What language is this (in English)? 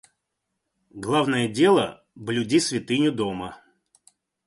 Russian